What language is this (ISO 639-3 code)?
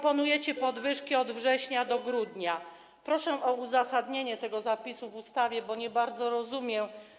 pol